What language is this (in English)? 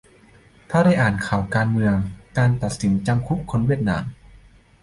Thai